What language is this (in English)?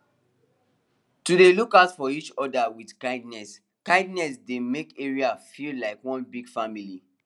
Nigerian Pidgin